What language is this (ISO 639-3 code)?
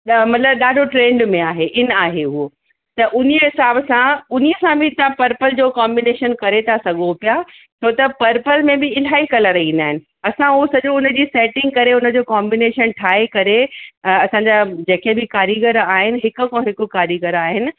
snd